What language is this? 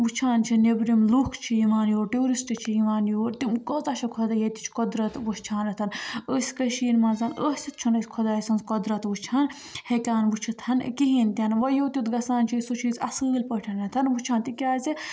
Kashmiri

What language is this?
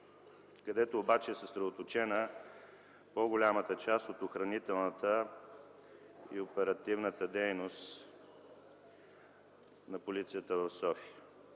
Bulgarian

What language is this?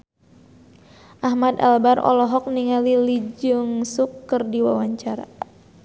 Sundanese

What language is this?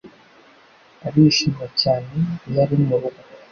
Kinyarwanda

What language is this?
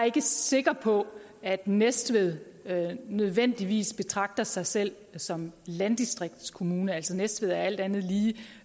Danish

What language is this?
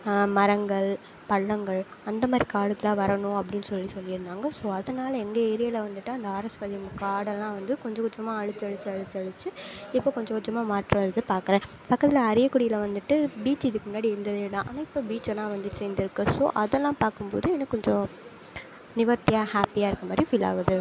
Tamil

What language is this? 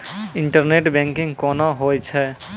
Maithili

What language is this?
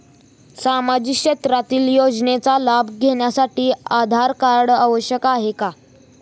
Marathi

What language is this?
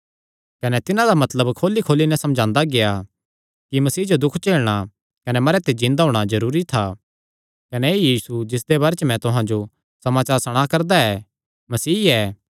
Kangri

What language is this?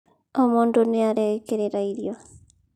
Kikuyu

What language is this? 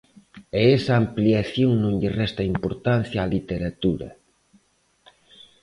Galician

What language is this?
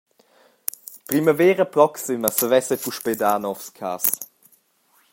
Romansh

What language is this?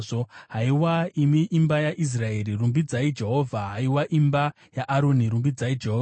Shona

